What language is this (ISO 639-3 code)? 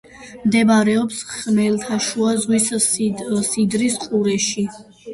kat